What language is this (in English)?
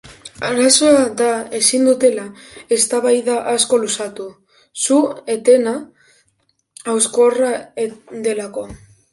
Basque